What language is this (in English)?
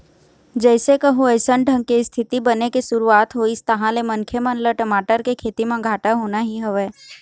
Chhattisgarhi